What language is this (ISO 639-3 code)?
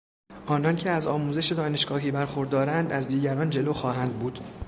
fas